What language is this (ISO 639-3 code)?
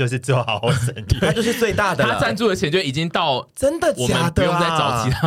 zho